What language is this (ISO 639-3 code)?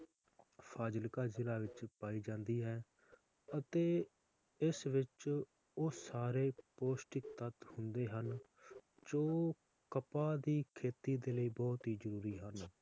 pan